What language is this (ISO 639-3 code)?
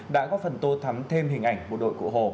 vie